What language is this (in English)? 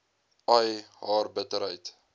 Afrikaans